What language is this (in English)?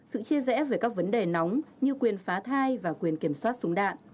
Vietnamese